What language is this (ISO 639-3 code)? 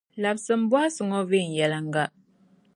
dag